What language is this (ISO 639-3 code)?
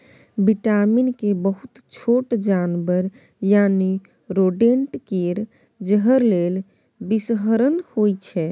mai